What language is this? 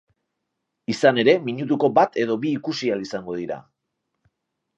Basque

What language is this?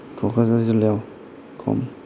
Bodo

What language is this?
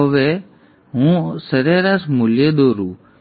Gujarati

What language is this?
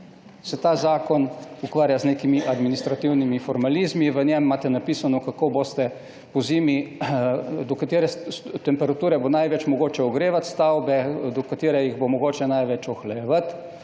Slovenian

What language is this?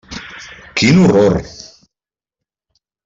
Catalan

